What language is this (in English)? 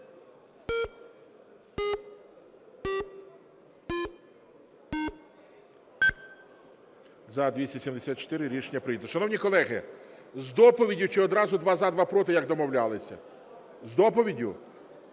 Ukrainian